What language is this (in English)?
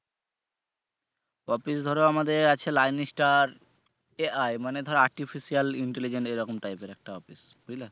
Bangla